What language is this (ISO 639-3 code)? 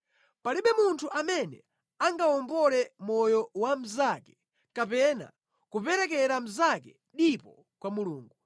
nya